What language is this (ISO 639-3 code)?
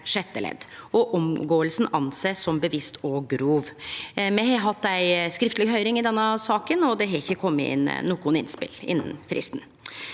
nor